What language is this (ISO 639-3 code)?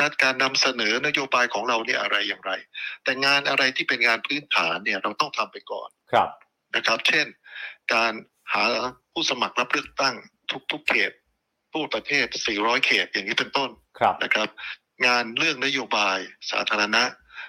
tha